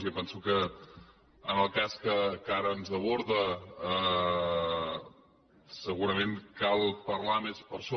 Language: Catalan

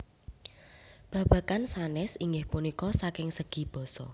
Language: Javanese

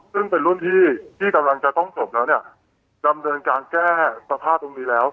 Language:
Thai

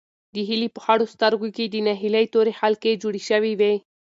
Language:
Pashto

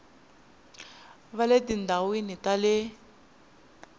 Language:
Tsonga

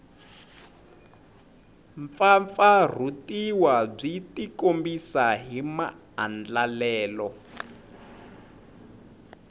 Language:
Tsonga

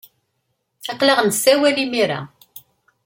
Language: Kabyle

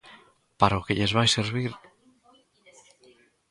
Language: Galician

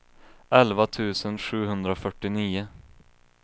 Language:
Swedish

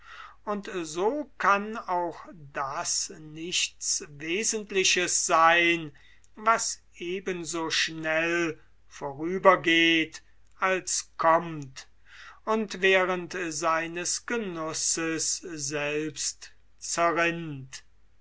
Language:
German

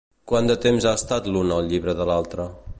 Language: Catalan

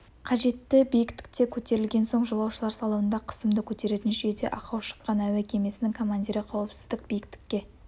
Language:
Kazakh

